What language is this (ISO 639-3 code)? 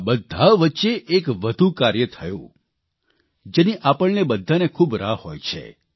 guj